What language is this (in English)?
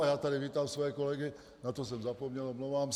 Czech